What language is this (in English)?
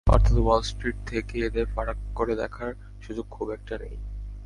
Bangla